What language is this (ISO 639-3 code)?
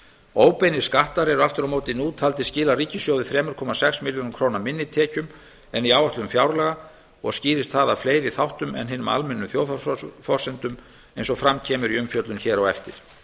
isl